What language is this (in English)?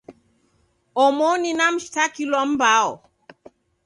Taita